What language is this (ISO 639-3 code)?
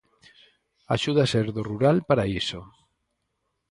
glg